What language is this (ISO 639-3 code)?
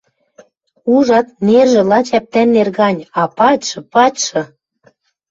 mrj